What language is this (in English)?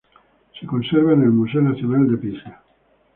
Spanish